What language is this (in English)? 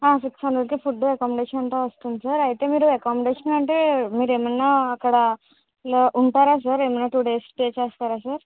Telugu